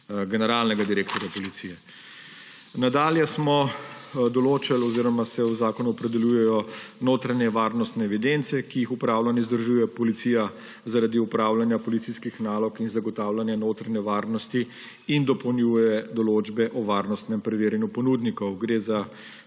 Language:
Slovenian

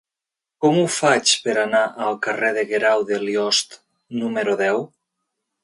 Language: Catalan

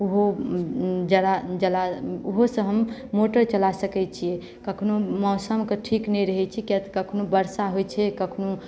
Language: Maithili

